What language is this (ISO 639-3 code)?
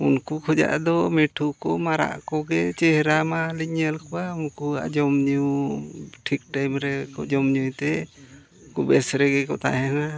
sat